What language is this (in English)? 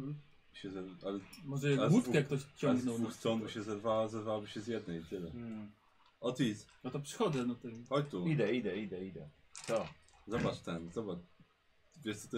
Polish